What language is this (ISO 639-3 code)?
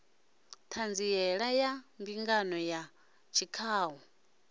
ven